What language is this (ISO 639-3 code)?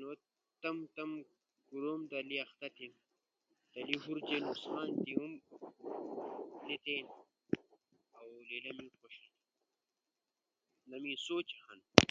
ush